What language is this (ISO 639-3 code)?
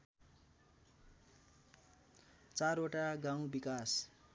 nep